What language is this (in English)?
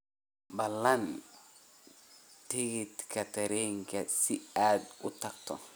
Somali